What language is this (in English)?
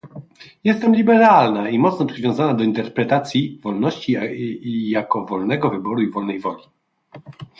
Polish